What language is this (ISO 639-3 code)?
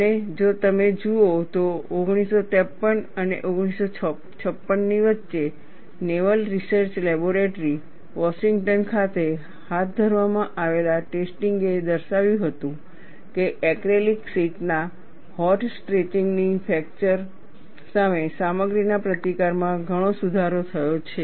guj